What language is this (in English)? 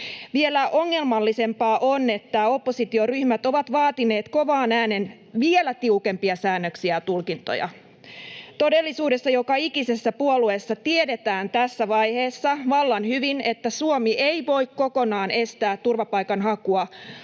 Finnish